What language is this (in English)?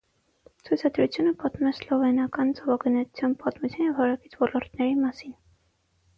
Armenian